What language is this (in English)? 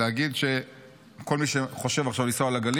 Hebrew